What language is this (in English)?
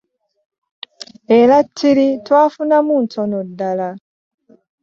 Ganda